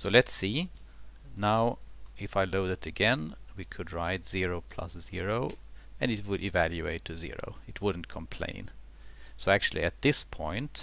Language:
English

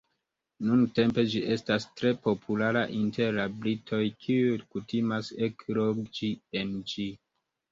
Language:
Esperanto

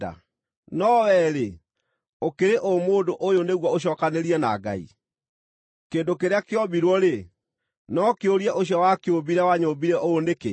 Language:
Kikuyu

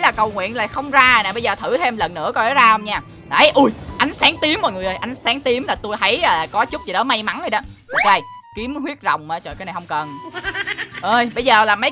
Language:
Vietnamese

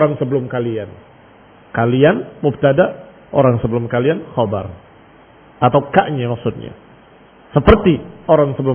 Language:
Indonesian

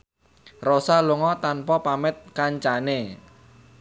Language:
Javanese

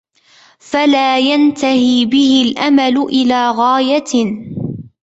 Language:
Arabic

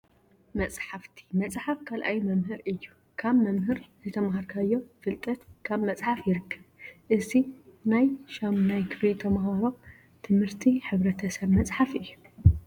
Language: Tigrinya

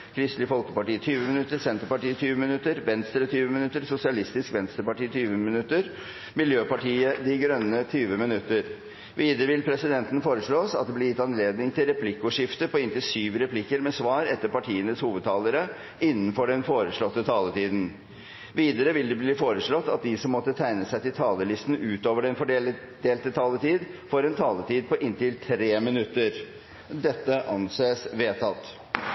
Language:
Norwegian Bokmål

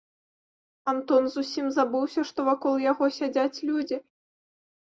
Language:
Belarusian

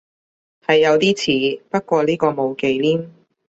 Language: Cantonese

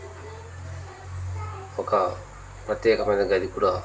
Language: Telugu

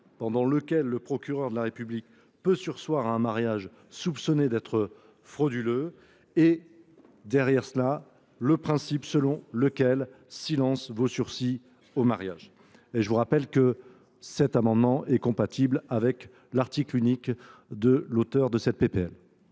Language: French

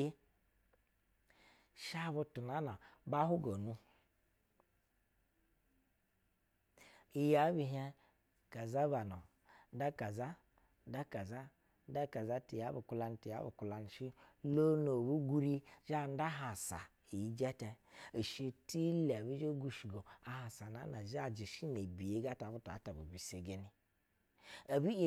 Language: Basa (Nigeria)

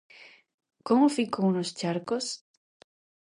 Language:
Galician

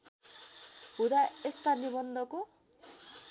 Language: Nepali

